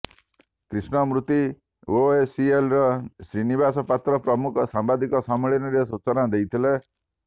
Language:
Odia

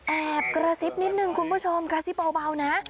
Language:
Thai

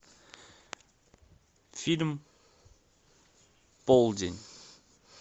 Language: Russian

